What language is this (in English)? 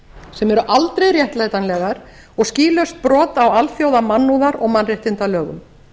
Icelandic